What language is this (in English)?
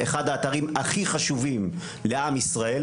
Hebrew